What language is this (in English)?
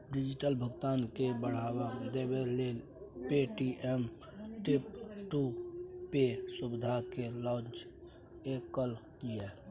Maithili